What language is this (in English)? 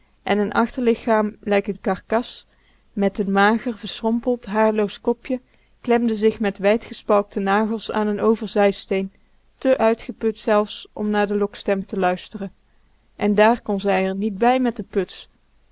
Dutch